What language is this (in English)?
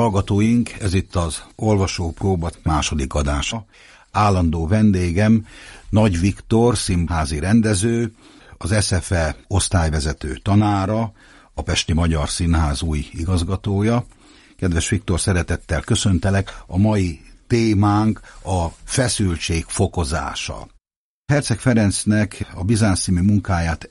Hungarian